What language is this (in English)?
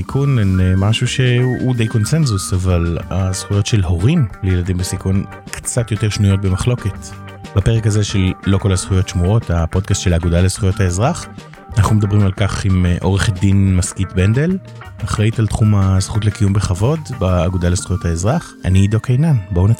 Hebrew